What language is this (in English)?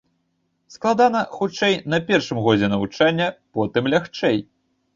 Belarusian